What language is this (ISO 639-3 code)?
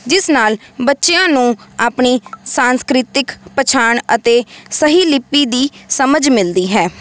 pan